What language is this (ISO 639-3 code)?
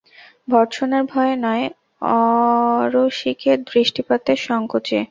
ben